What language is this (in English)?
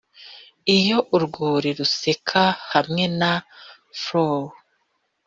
Kinyarwanda